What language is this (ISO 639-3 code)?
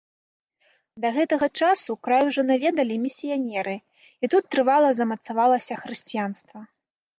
bel